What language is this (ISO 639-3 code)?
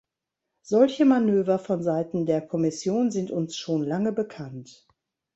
deu